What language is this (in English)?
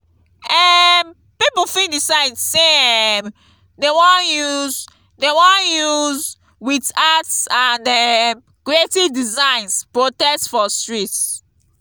Nigerian Pidgin